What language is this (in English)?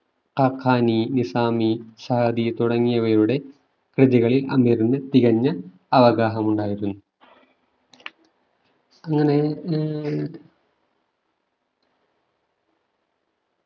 Malayalam